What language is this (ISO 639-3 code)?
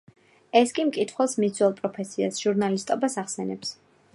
kat